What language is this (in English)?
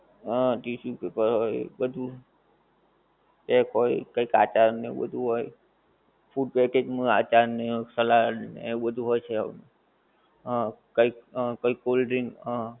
Gujarati